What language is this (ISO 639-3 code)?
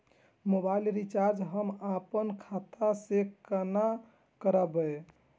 mai